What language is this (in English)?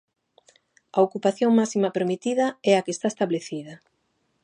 Galician